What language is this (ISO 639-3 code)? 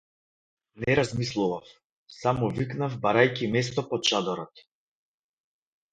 mkd